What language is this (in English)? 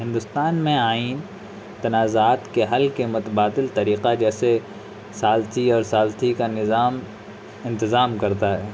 Urdu